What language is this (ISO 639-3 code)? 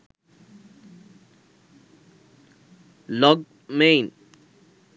sin